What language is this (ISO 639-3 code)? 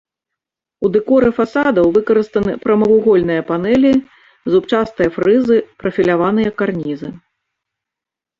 bel